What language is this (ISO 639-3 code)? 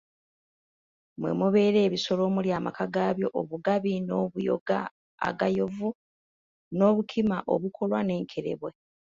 lug